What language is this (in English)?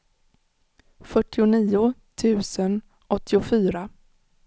Swedish